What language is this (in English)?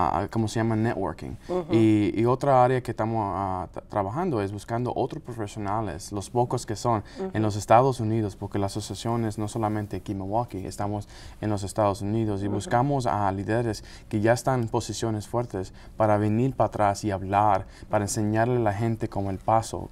Spanish